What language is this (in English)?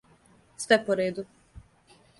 Serbian